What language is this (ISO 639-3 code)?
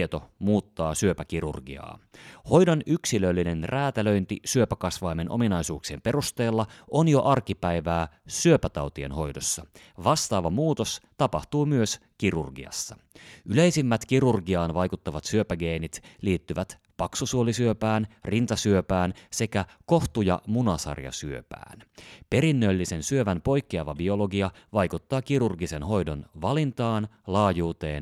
fin